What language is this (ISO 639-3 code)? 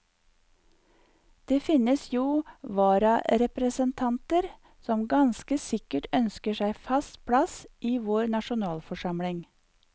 nor